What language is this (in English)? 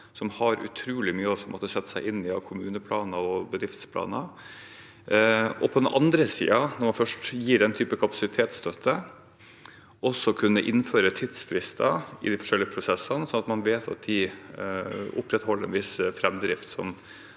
Norwegian